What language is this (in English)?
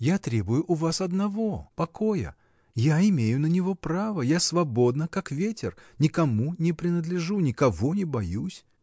Russian